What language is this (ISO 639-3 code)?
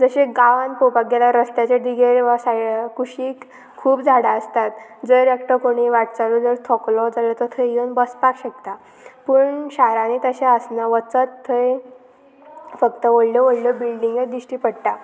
kok